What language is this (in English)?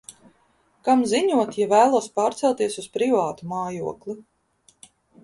Latvian